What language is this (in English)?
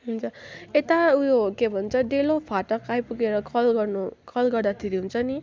Nepali